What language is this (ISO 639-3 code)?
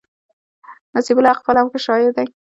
pus